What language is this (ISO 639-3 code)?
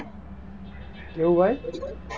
guj